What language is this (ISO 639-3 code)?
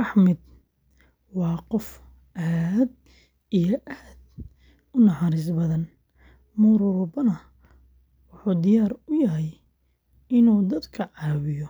som